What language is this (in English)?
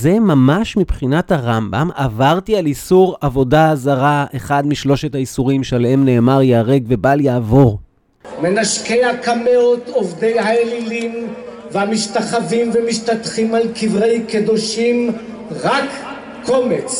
Hebrew